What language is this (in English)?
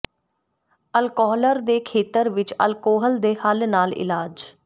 Punjabi